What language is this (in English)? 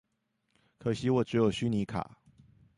Chinese